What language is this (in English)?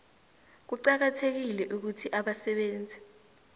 South Ndebele